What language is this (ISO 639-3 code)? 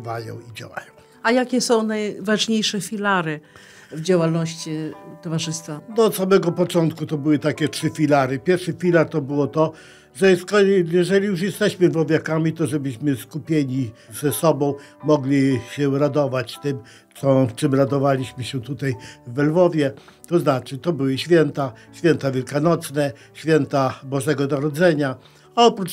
pol